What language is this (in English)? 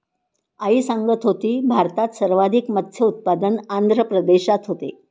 Marathi